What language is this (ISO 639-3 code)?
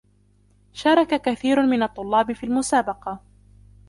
ara